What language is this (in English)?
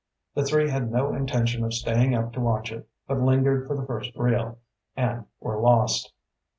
English